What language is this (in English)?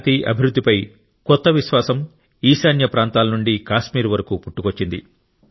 Telugu